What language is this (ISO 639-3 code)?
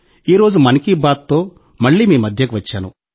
tel